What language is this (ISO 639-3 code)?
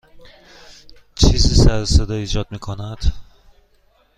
fas